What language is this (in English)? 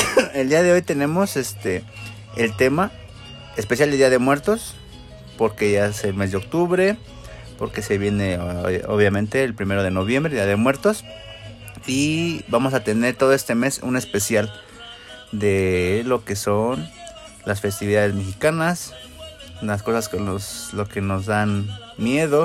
Spanish